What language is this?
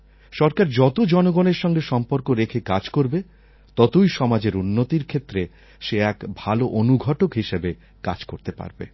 Bangla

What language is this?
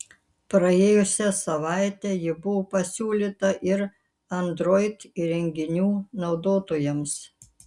Lithuanian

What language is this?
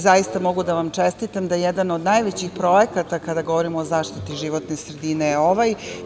Serbian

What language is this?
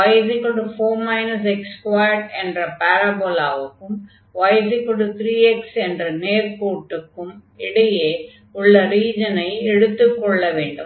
Tamil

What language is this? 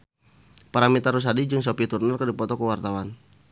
Sundanese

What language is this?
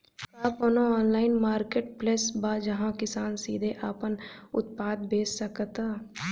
Bhojpuri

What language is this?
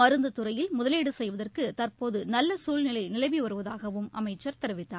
Tamil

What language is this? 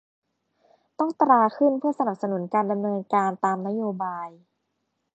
Thai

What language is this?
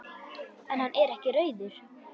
Icelandic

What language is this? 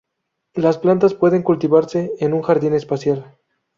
Spanish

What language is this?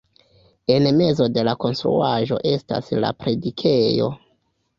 Esperanto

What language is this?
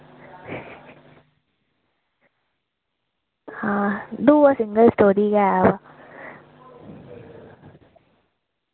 Dogri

